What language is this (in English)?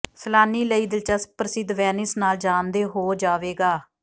Punjabi